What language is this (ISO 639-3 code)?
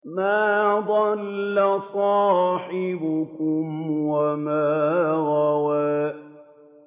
ara